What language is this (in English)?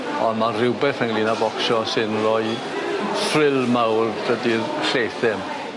Welsh